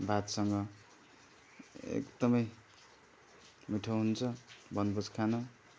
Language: Nepali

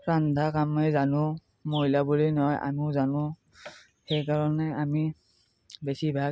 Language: Assamese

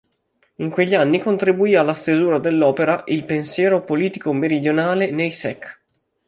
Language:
Italian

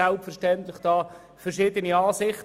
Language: Swiss German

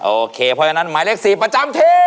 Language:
Thai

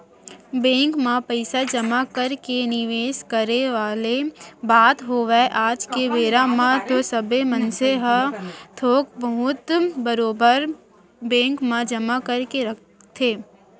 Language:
Chhattisgarhi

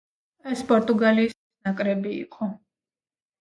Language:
Georgian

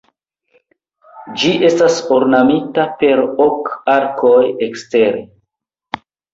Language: Esperanto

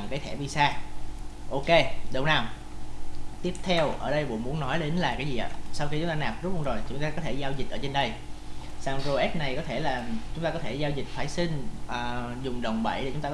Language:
Vietnamese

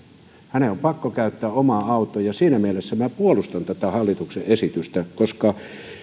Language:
Finnish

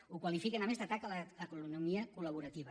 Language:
Catalan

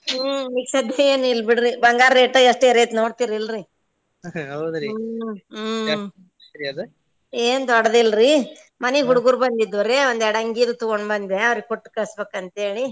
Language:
Kannada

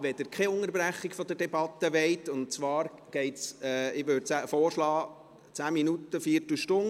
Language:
Swiss German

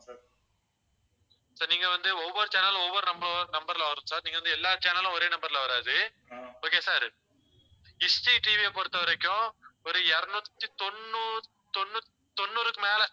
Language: Tamil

